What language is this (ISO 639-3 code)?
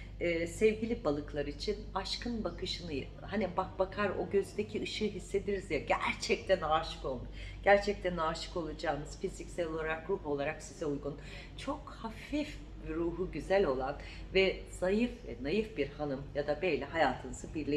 tur